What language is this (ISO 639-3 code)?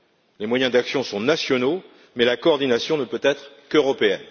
fra